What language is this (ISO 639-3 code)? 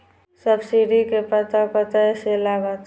mai